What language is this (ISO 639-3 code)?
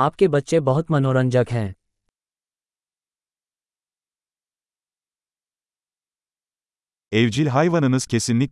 tur